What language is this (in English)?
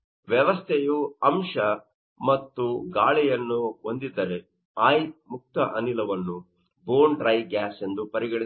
Kannada